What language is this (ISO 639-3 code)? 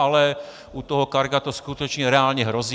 ces